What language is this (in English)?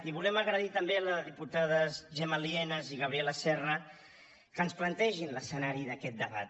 Catalan